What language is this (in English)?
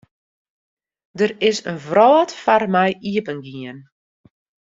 Western Frisian